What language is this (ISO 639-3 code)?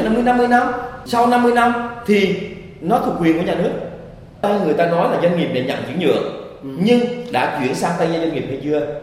vie